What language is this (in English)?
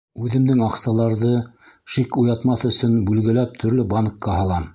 Bashkir